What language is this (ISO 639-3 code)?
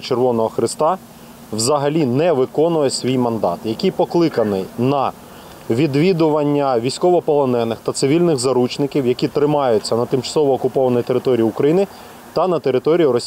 ukr